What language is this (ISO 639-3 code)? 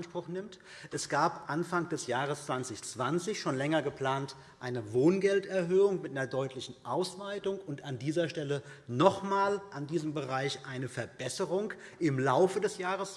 deu